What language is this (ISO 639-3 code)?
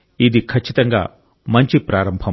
tel